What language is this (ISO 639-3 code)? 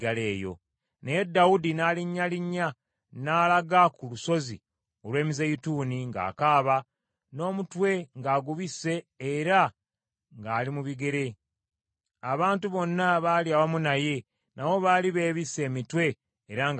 lug